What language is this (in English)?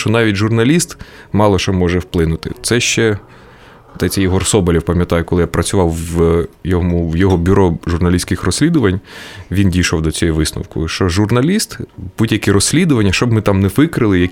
Ukrainian